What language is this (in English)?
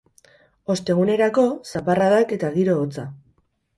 Basque